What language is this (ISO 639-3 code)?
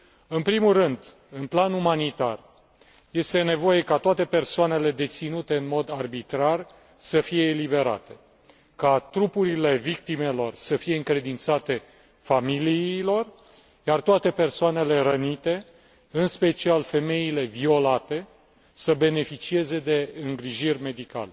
ron